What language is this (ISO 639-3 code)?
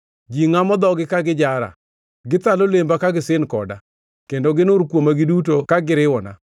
luo